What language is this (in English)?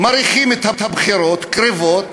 Hebrew